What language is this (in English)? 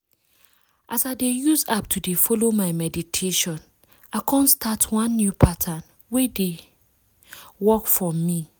Nigerian Pidgin